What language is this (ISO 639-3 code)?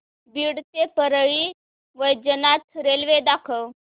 mar